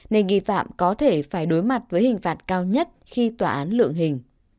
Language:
Vietnamese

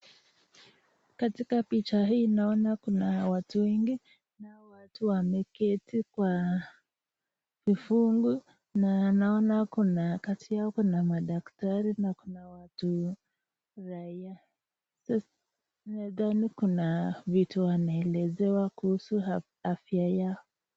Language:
Swahili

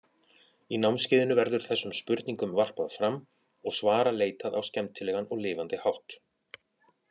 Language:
Icelandic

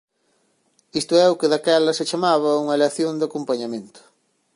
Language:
Galician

